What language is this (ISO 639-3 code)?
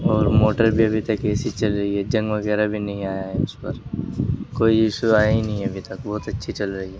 urd